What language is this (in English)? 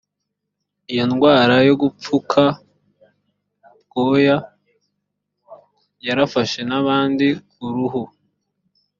Kinyarwanda